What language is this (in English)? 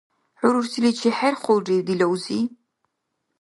Dargwa